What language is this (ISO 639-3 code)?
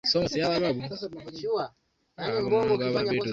swa